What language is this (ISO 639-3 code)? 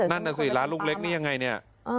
tha